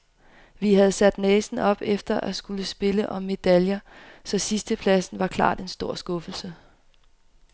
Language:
Danish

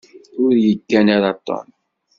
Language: Kabyle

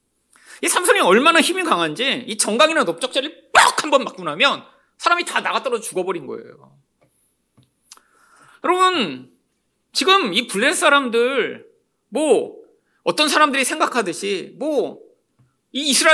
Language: Korean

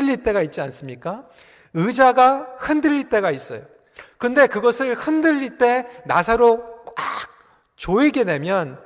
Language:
Korean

